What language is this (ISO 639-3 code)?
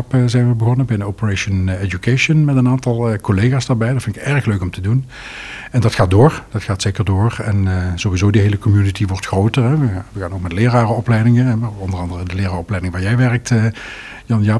nld